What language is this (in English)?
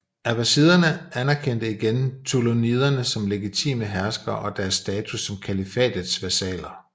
Danish